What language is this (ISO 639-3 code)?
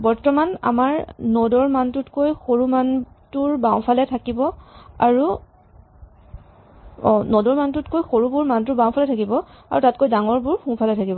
asm